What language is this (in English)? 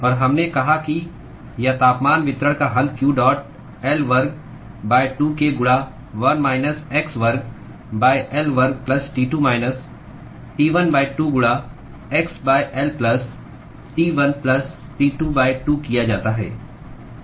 Hindi